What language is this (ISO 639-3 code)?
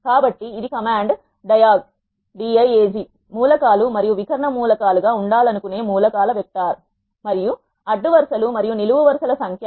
tel